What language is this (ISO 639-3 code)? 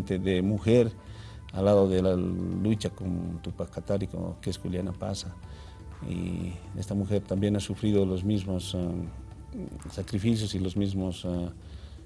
spa